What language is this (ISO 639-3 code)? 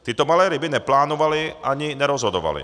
ces